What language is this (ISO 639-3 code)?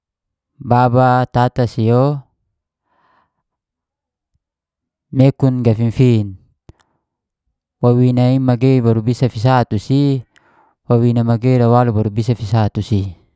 ges